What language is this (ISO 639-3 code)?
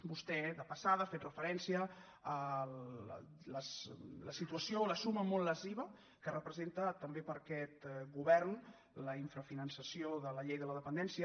cat